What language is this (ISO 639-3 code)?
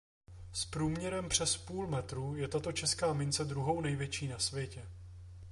ces